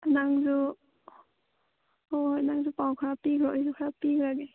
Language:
Manipuri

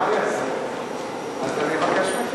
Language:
Hebrew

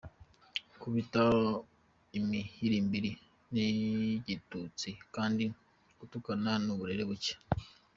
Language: Kinyarwanda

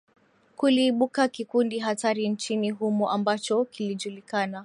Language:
Swahili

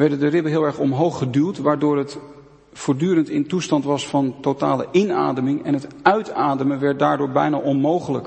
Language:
Dutch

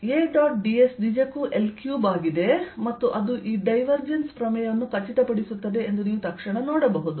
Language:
Kannada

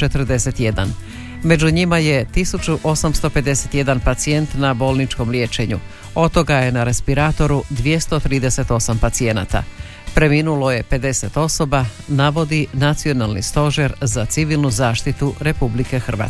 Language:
Croatian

